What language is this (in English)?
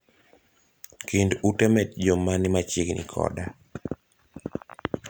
Luo (Kenya and Tanzania)